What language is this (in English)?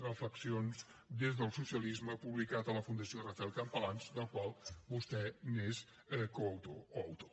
Catalan